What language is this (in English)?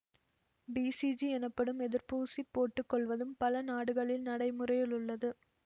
Tamil